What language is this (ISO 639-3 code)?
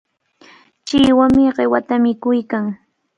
qvl